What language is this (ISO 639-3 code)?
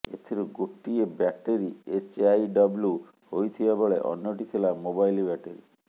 ori